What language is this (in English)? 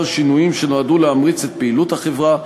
Hebrew